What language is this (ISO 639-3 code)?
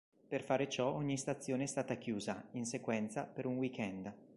ita